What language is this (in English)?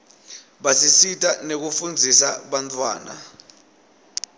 Swati